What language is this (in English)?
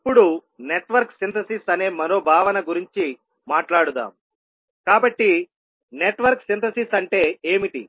Telugu